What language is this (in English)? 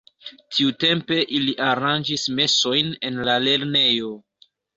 Esperanto